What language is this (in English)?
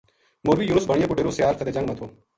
Gujari